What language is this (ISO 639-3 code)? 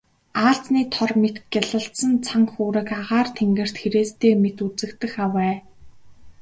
mon